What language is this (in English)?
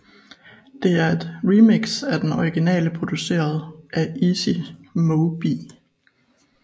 Danish